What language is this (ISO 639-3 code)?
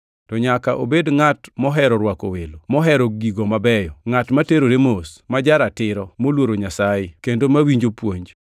luo